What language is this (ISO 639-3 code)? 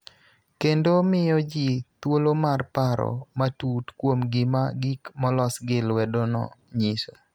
luo